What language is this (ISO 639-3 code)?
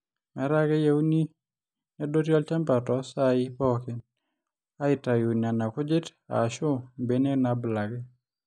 mas